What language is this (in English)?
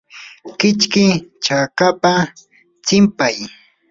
Yanahuanca Pasco Quechua